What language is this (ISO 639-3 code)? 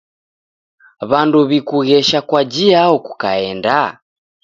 dav